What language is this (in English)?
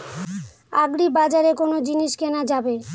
Bangla